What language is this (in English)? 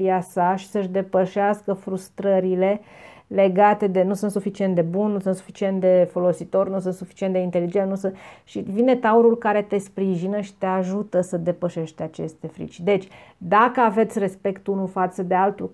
Romanian